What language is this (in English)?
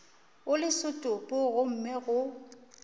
Northern Sotho